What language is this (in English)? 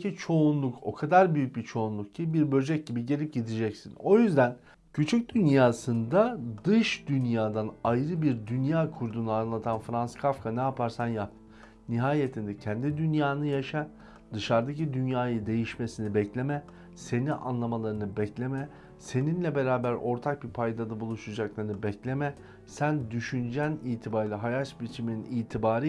Turkish